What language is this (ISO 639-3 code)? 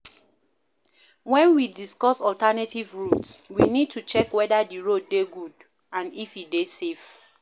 pcm